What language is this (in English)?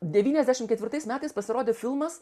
Lithuanian